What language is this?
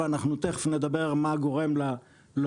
Hebrew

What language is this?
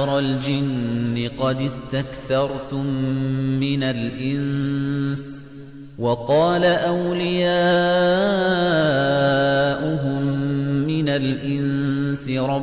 Arabic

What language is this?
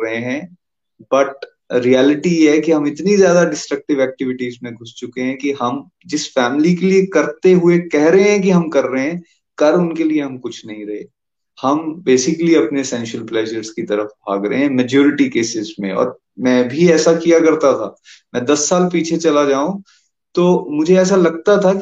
Hindi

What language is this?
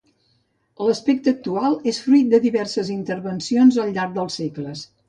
Catalan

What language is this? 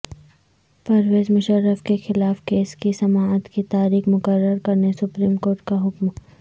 Urdu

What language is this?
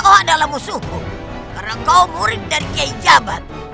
Indonesian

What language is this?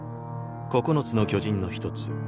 Japanese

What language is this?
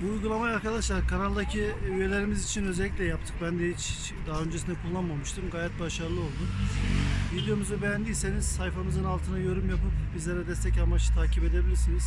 Turkish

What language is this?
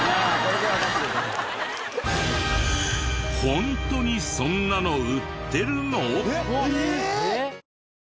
Japanese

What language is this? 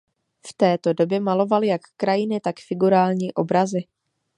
Czech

